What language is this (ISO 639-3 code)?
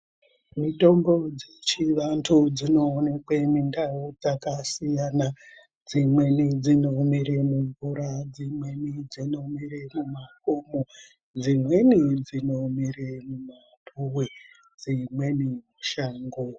ndc